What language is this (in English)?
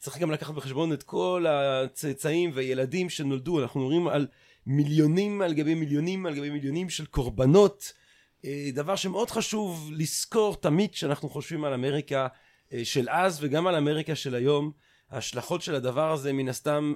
Hebrew